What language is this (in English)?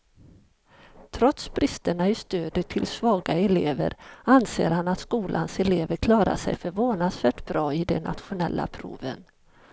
Swedish